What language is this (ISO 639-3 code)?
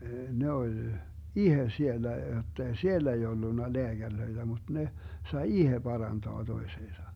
fin